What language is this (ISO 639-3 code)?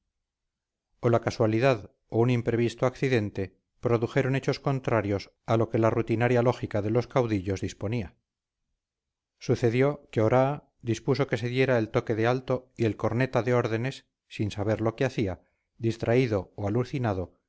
spa